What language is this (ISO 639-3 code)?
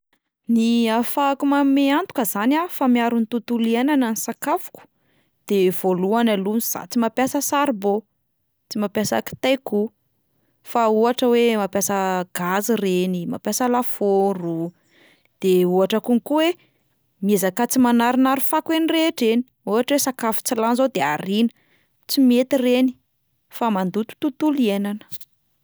mlg